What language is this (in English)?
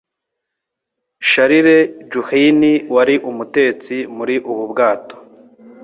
Kinyarwanda